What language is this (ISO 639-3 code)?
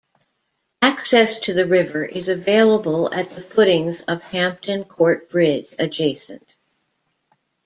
eng